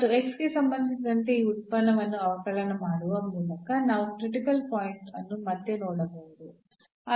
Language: Kannada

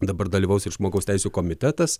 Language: Lithuanian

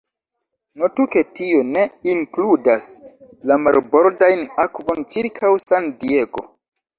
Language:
Esperanto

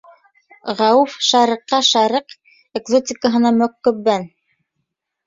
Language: Bashkir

